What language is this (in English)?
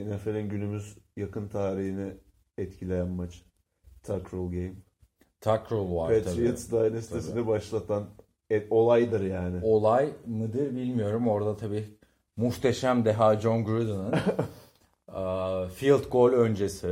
Turkish